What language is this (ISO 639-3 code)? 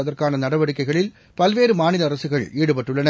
tam